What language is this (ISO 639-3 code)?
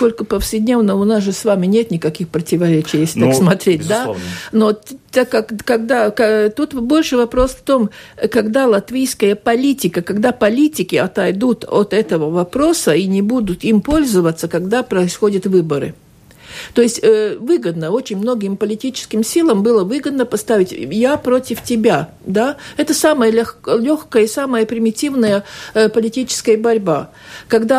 rus